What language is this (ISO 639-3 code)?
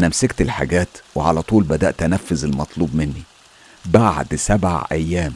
ara